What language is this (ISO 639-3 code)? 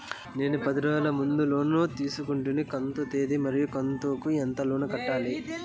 tel